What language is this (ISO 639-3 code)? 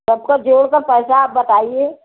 hin